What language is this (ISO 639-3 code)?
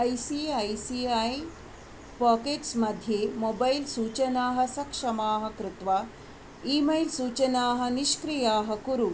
san